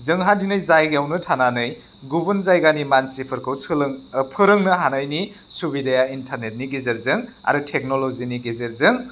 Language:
Bodo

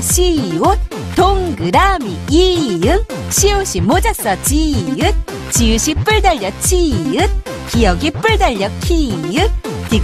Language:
Korean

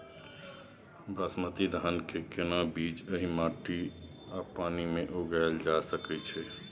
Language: Maithili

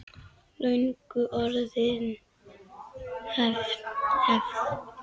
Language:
Icelandic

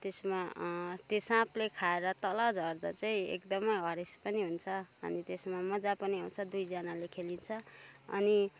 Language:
Nepali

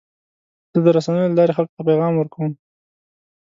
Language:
Pashto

